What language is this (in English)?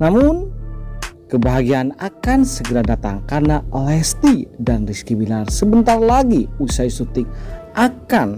Indonesian